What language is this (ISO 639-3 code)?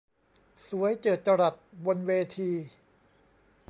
tha